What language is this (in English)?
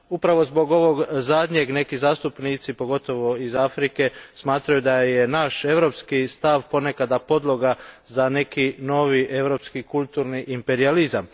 Croatian